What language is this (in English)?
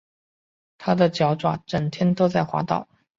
Chinese